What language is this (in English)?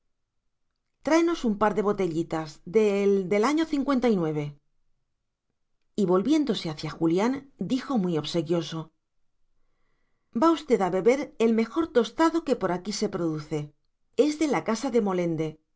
Spanish